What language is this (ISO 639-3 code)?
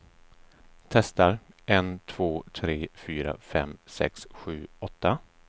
swe